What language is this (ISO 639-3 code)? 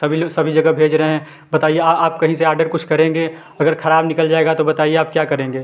hin